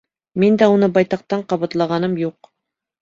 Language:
Bashkir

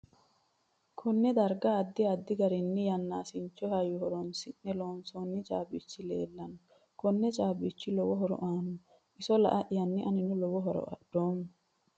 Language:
Sidamo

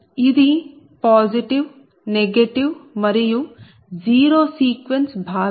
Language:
Telugu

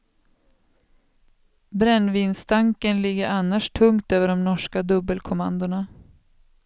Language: Swedish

